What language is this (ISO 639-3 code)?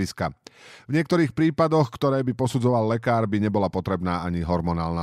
slk